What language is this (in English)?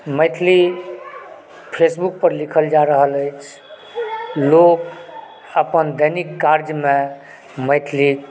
Maithili